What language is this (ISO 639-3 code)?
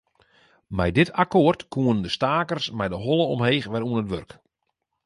fry